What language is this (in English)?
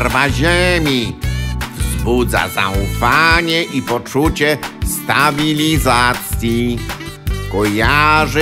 Polish